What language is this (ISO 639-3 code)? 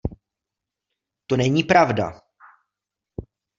ces